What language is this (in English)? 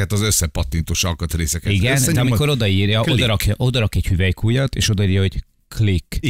Hungarian